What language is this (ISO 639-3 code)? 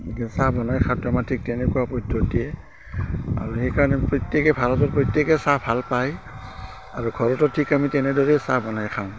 asm